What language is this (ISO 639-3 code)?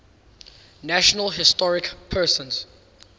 eng